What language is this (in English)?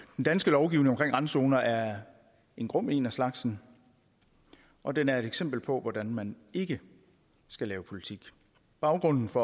Danish